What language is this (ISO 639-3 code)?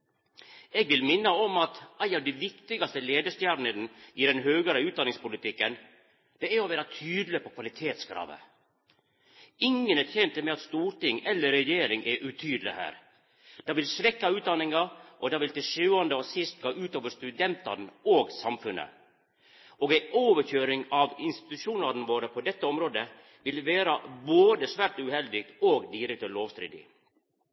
nno